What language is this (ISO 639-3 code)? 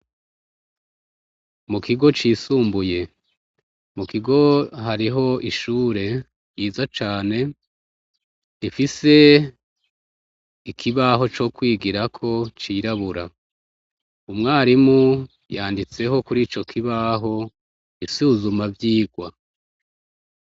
run